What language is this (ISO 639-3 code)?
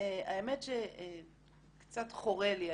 heb